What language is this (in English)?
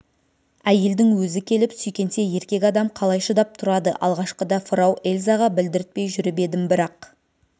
Kazakh